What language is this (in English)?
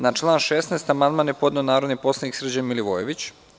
Serbian